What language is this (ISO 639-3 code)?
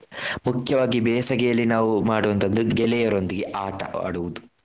kan